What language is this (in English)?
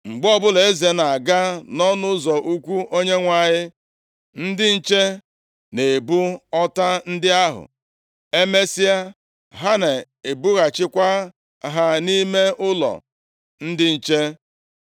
Igbo